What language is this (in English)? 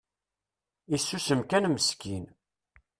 Kabyle